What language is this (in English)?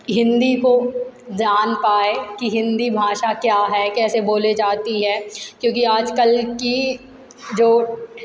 Hindi